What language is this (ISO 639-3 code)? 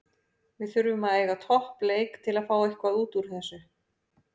isl